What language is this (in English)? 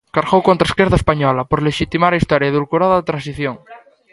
Galician